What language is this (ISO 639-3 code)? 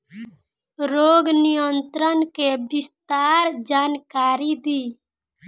bho